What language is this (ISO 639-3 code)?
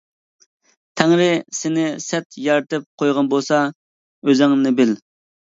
uig